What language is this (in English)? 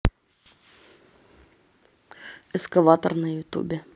Russian